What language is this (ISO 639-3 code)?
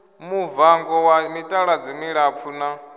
ven